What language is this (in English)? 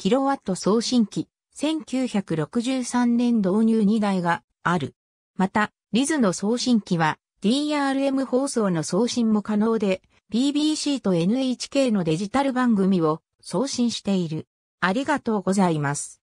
Japanese